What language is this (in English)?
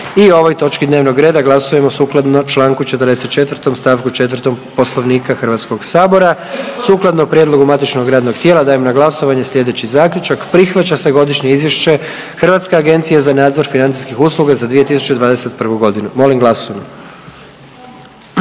Croatian